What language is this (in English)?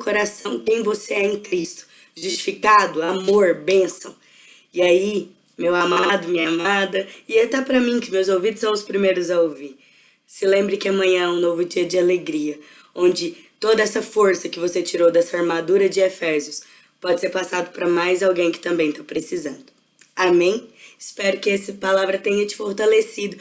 Portuguese